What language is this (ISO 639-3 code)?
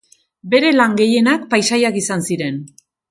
eus